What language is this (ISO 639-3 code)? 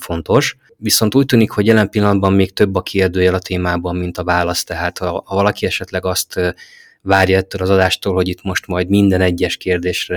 hun